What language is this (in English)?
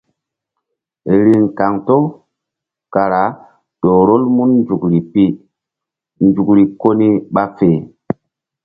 Mbum